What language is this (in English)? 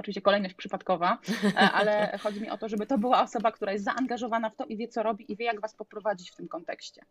Polish